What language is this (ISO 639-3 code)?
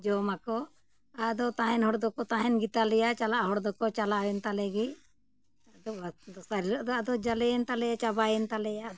sat